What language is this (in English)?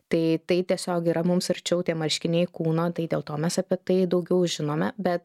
Lithuanian